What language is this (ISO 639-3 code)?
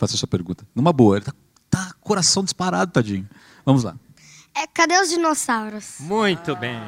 por